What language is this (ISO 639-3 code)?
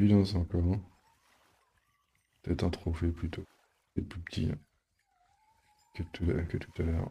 fra